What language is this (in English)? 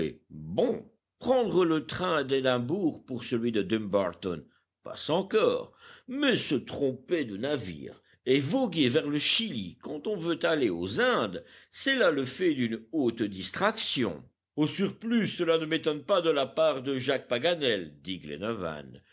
French